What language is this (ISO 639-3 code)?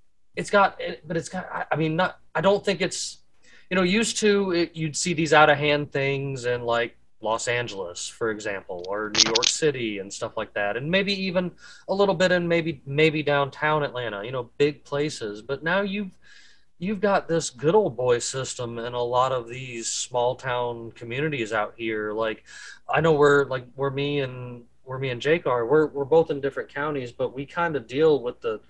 eng